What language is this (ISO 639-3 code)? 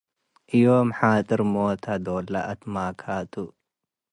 tig